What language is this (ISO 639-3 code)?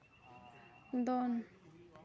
sat